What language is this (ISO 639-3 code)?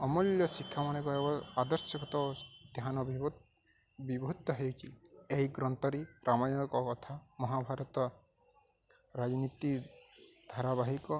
ori